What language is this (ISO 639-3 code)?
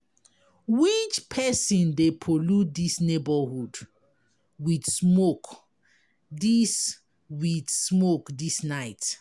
pcm